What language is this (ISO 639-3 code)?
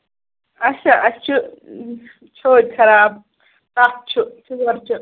kas